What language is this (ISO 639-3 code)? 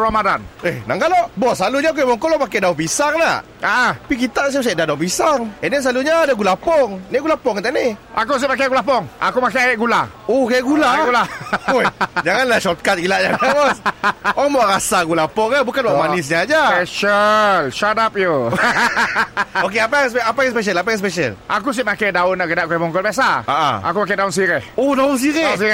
msa